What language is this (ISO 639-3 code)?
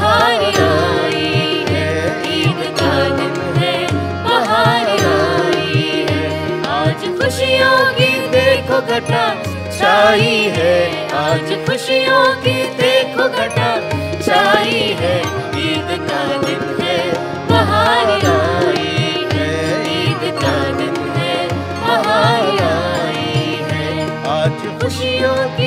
hin